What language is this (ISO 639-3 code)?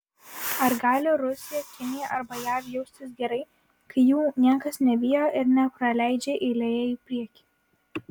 lit